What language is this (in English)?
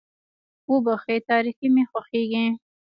Pashto